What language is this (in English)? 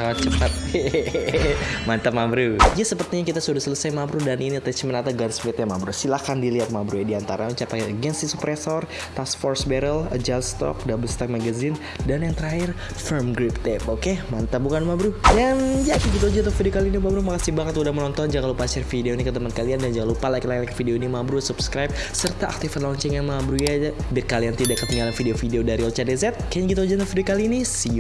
Indonesian